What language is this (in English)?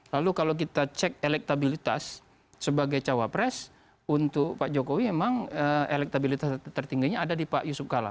Indonesian